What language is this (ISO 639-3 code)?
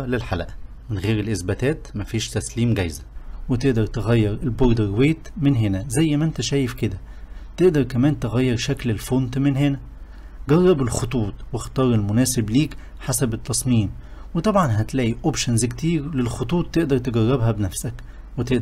ara